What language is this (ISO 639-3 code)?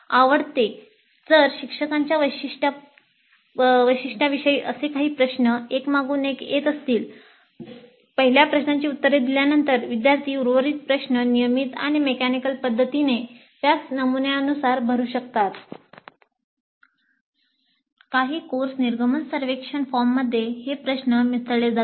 mar